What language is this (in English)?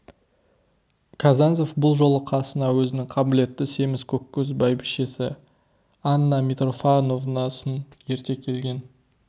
Kazakh